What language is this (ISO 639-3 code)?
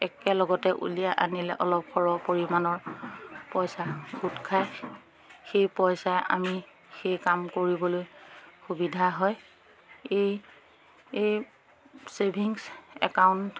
asm